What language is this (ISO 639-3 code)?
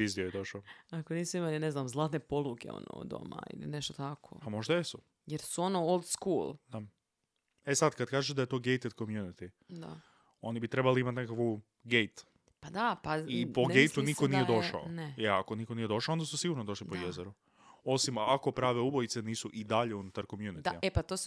hrv